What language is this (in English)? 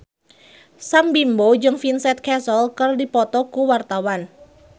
Sundanese